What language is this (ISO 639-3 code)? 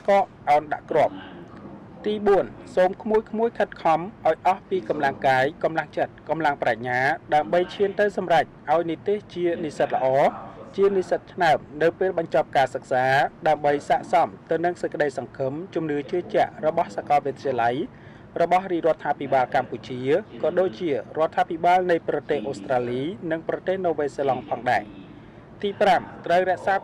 tha